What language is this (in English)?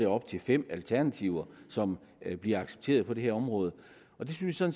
Danish